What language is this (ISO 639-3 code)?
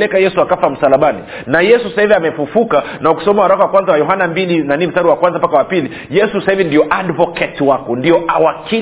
swa